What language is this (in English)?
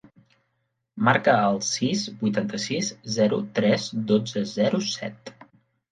Catalan